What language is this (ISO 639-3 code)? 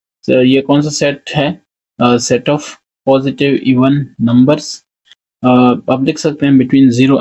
hin